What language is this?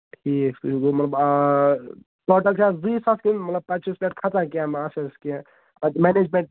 Kashmiri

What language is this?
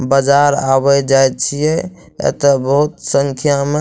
Maithili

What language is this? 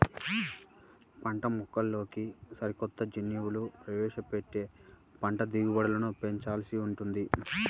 Telugu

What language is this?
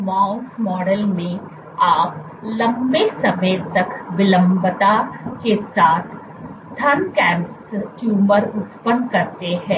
Hindi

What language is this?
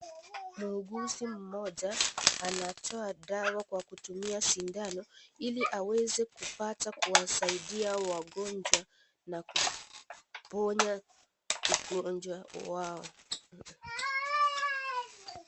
Swahili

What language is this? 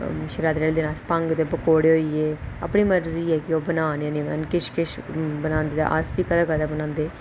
Dogri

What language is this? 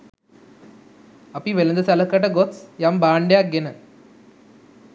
Sinhala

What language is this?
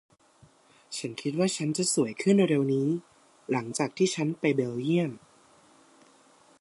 Thai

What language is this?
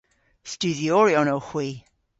Cornish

